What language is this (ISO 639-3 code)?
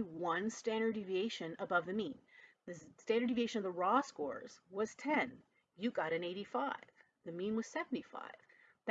eng